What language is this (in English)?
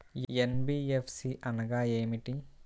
Telugu